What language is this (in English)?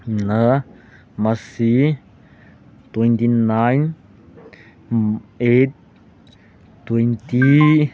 Manipuri